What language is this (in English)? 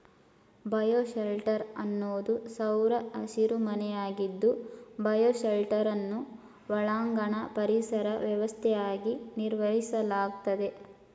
Kannada